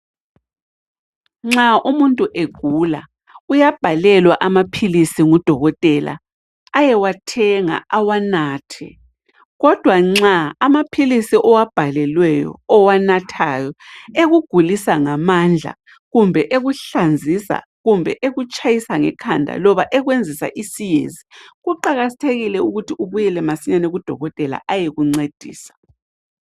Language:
North Ndebele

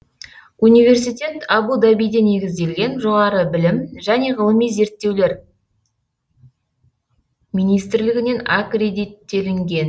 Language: Kazakh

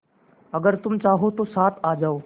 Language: Hindi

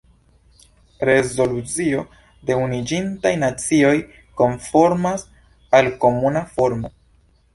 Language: Esperanto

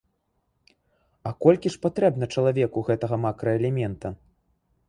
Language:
Belarusian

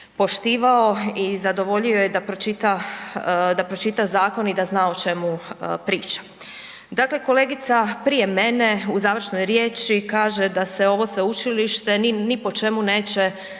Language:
Croatian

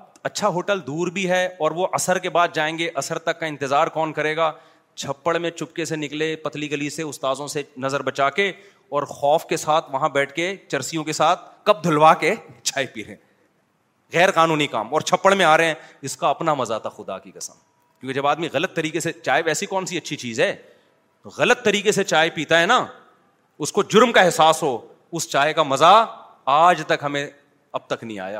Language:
Urdu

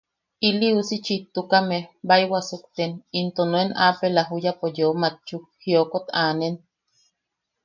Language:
Yaqui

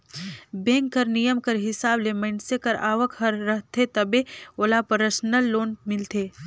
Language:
Chhattisgarhi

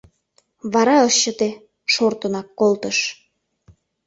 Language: Mari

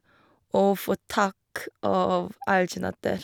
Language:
Norwegian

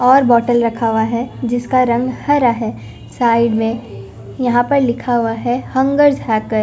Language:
Hindi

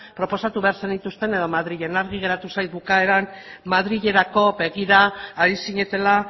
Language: Basque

